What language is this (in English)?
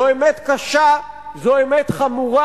Hebrew